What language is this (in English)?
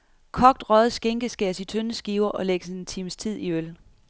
Danish